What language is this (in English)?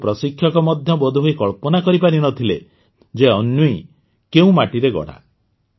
Odia